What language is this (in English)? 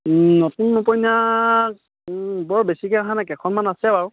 Assamese